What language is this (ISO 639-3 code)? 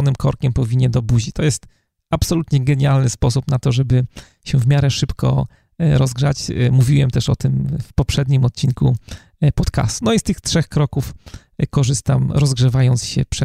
pol